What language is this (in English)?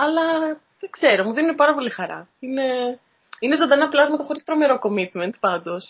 Greek